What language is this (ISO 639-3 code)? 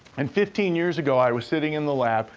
eng